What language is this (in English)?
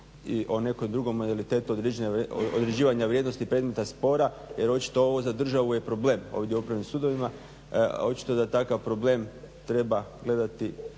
Croatian